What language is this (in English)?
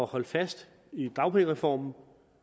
Danish